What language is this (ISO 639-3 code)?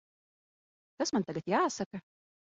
lav